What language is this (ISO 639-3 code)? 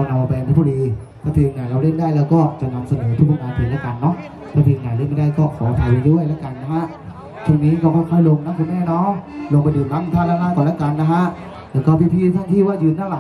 tha